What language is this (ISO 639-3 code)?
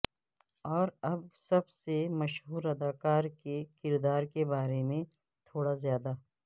urd